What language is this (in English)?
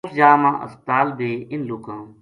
Gujari